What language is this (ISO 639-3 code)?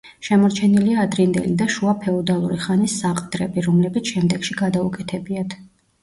kat